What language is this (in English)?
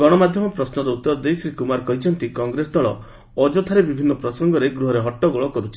Odia